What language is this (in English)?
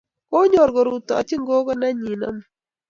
Kalenjin